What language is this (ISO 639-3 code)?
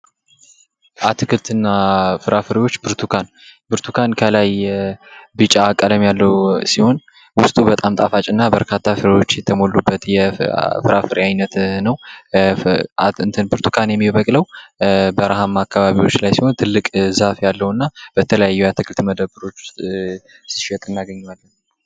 amh